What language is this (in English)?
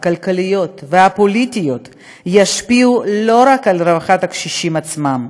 Hebrew